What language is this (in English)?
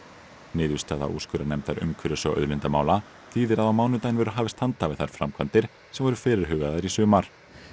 Icelandic